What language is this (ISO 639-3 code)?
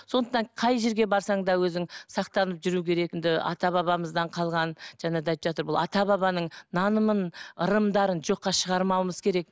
kaz